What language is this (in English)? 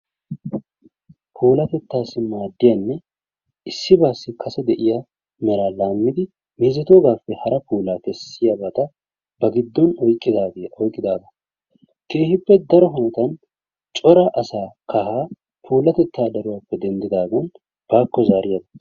Wolaytta